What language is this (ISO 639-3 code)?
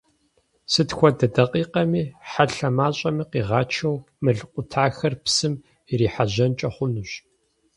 kbd